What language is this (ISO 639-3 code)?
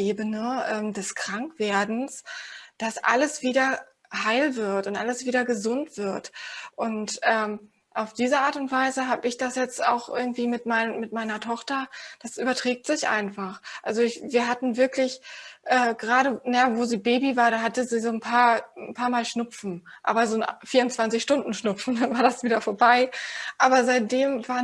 deu